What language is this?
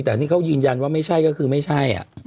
Thai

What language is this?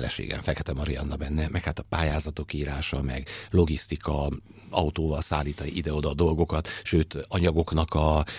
Hungarian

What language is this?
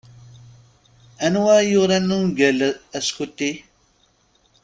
Kabyle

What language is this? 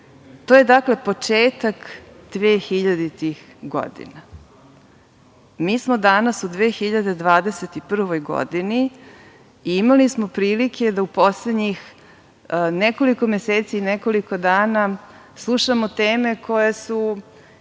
Serbian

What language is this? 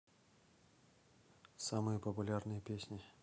Russian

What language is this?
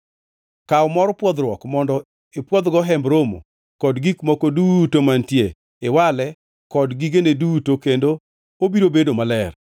Luo (Kenya and Tanzania)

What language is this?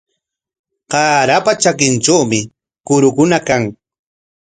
Corongo Ancash Quechua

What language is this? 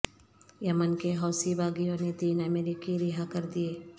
Urdu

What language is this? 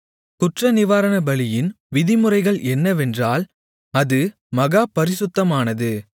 Tamil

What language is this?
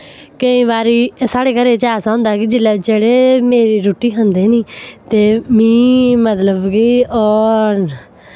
Dogri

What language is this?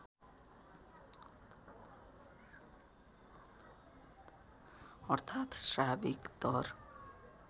Nepali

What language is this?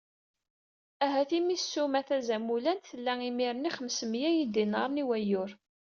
Kabyle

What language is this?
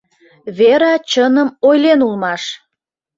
Mari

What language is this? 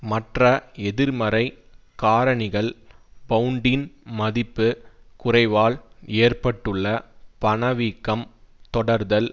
Tamil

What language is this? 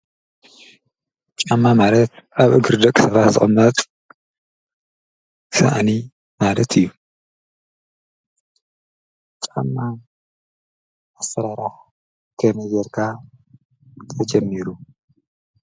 Tigrinya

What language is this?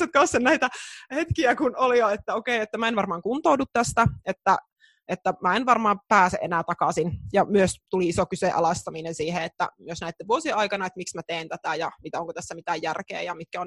Finnish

